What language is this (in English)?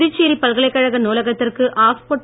Tamil